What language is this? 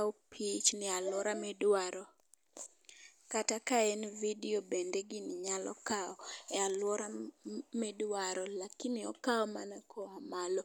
Luo (Kenya and Tanzania)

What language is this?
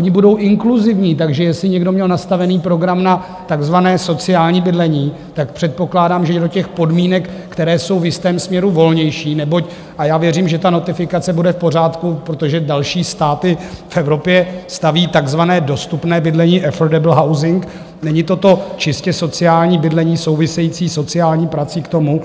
Czech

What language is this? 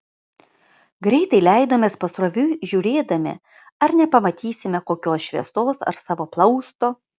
Lithuanian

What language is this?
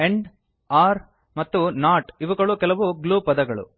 Kannada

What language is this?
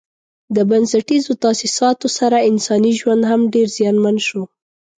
Pashto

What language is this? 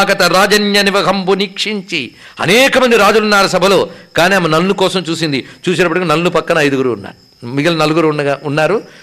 Telugu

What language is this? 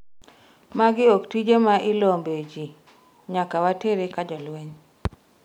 Luo (Kenya and Tanzania)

